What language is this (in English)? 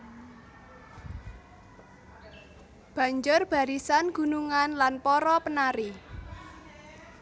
Javanese